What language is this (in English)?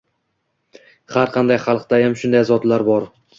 Uzbek